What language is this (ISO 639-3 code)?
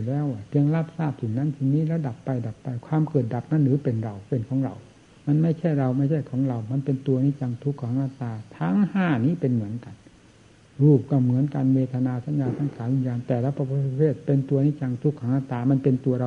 tha